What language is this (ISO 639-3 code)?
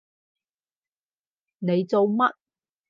yue